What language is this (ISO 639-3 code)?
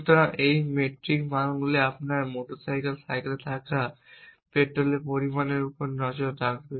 ben